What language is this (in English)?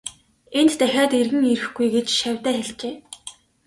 Mongolian